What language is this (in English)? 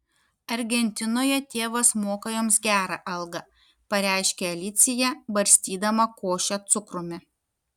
Lithuanian